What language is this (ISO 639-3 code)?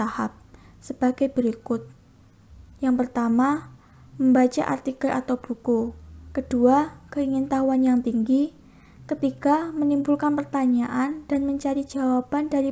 ind